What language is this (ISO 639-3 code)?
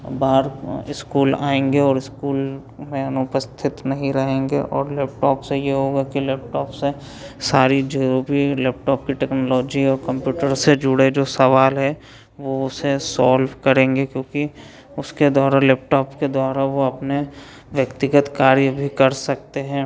hin